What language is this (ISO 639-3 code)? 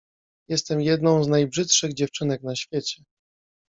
pol